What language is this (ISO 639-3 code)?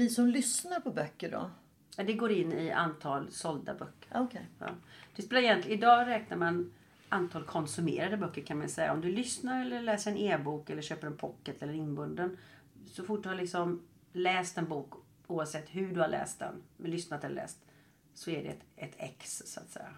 swe